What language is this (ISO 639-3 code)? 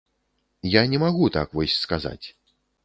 bel